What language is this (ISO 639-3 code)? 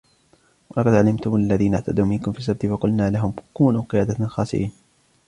ara